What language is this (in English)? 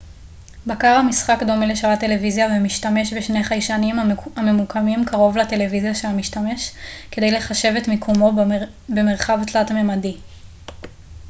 Hebrew